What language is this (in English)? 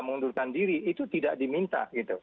Indonesian